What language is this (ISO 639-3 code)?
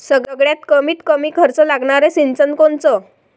mar